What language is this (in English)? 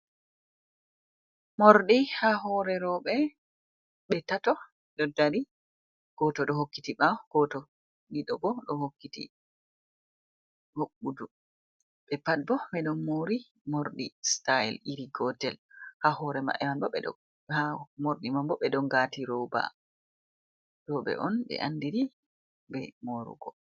Fula